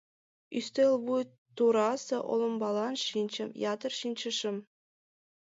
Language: Mari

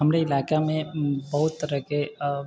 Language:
Maithili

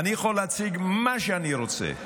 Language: Hebrew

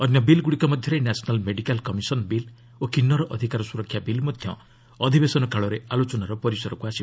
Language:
Odia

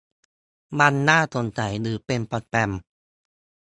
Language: Thai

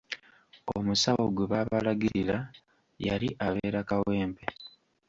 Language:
Ganda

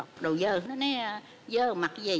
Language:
Vietnamese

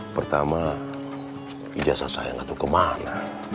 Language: Indonesian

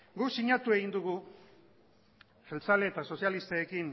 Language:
Basque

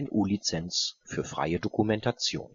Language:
German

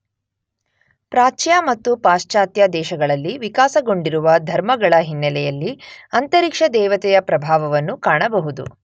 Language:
Kannada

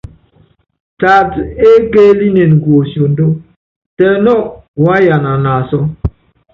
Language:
Yangben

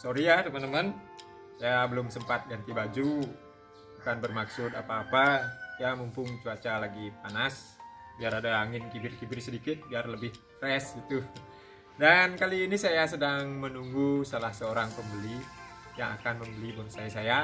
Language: Indonesian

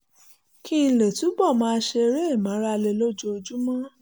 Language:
Yoruba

